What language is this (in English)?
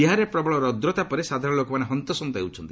Odia